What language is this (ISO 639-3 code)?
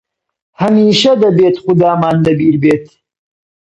ckb